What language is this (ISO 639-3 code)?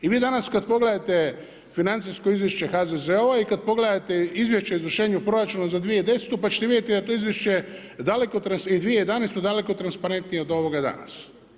hrv